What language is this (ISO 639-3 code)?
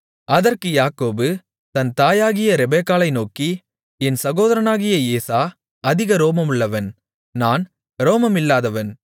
tam